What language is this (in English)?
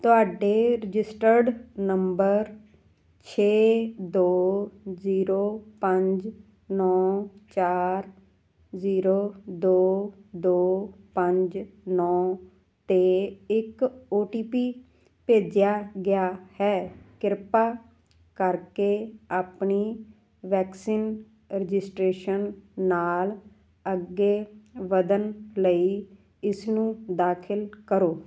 Punjabi